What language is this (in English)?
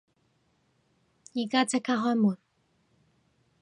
Cantonese